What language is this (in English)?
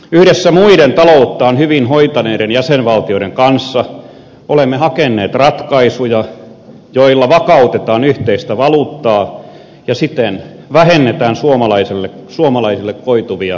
Finnish